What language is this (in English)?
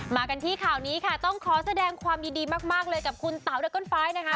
Thai